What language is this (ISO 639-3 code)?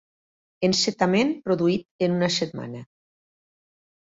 cat